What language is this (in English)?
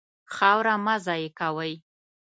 Pashto